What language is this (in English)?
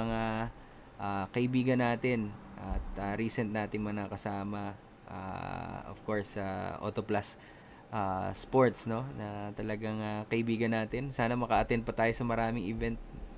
Filipino